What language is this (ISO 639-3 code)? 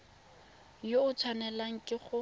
tsn